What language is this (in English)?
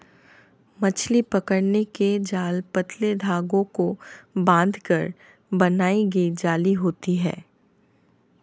Hindi